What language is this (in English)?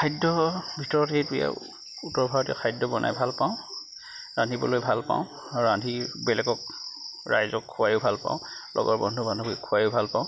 Assamese